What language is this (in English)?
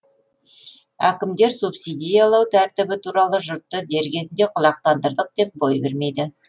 Kazakh